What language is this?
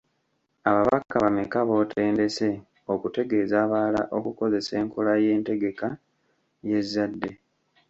Ganda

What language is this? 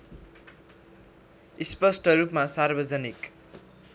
Nepali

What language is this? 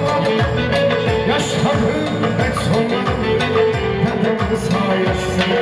Arabic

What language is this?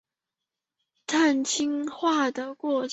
Chinese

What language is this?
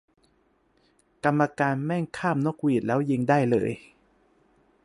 Thai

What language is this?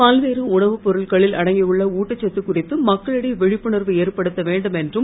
Tamil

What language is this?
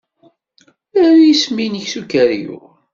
Kabyle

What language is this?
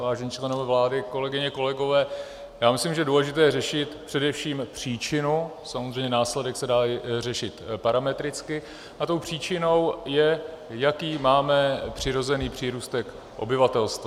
Czech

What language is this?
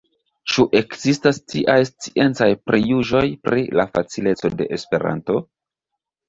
Esperanto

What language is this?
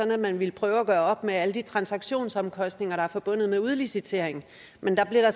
Danish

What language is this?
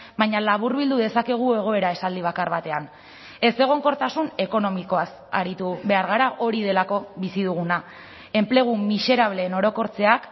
Basque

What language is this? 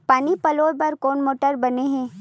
Chhattisgarhi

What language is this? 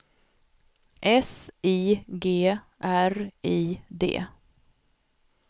Swedish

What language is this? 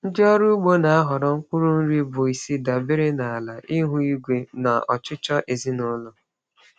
Igbo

